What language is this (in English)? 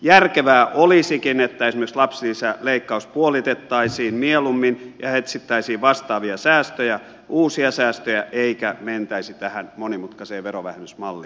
Finnish